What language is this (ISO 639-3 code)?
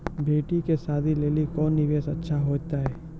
mai